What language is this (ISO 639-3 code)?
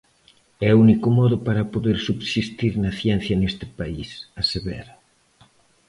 glg